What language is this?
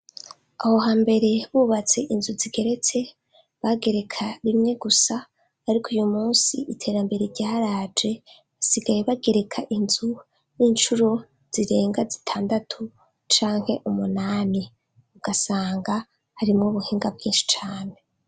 Rundi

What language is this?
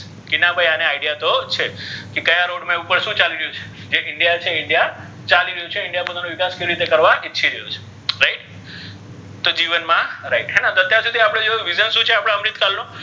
Gujarati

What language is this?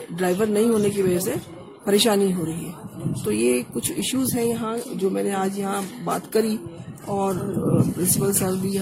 Urdu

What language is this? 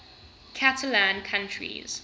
English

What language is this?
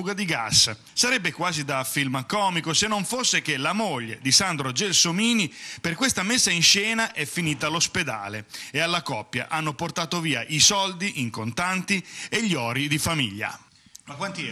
Italian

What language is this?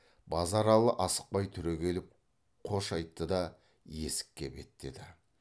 Kazakh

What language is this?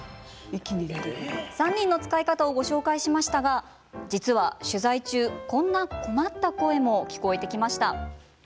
Japanese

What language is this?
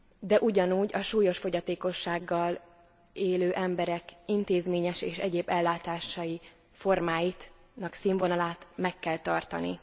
Hungarian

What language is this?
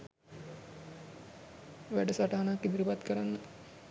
Sinhala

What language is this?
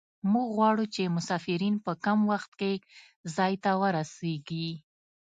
Pashto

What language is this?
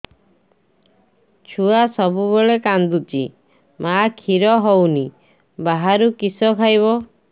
Odia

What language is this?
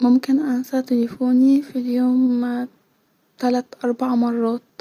Egyptian Arabic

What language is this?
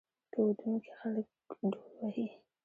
Pashto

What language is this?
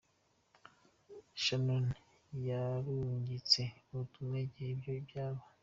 Kinyarwanda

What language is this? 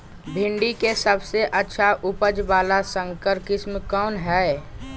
Magahi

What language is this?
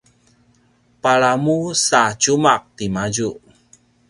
Paiwan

